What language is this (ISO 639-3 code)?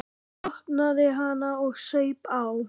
isl